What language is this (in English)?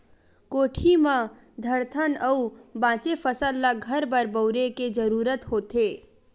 Chhattisgarhi